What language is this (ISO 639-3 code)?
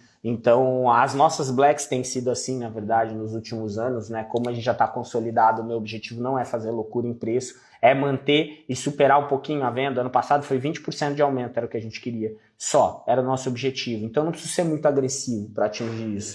por